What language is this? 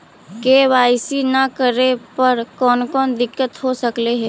Magahi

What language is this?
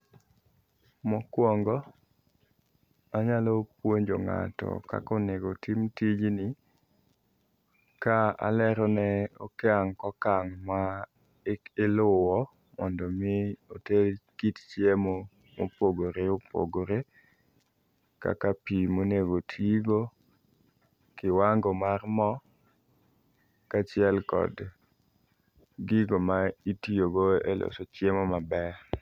Luo (Kenya and Tanzania)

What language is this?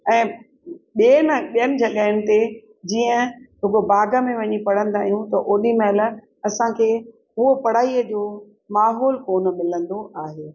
Sindhi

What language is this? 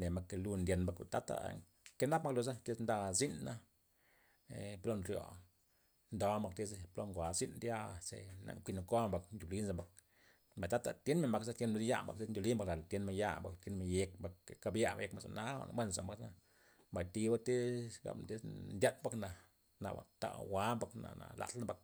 Loxicha Zapotec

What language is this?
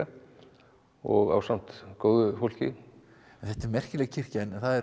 Icelandic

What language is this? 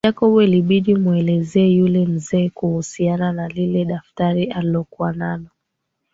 Swahili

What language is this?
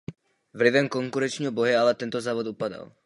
Czech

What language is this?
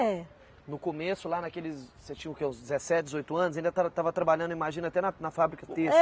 Portuguese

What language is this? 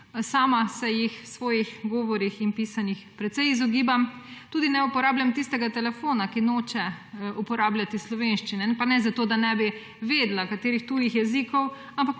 Slovenian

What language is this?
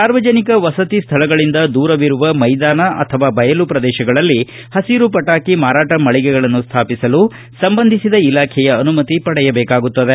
Kannada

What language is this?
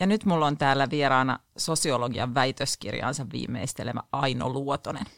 Finnish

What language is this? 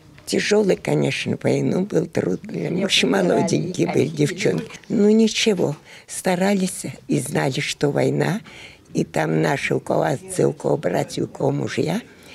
Russian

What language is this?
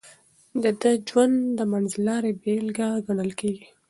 Pashto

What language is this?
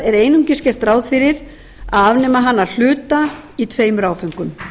Icelandic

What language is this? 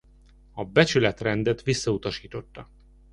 Hungarian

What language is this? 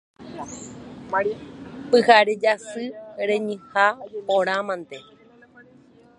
Guarani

